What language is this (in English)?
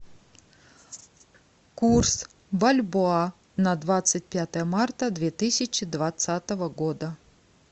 Russian